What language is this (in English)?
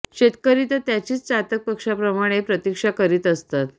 Marathi